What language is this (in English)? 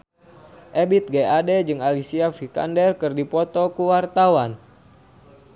Sundanese